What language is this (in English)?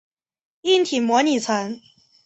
Chinese